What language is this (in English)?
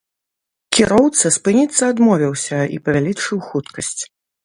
Belarusian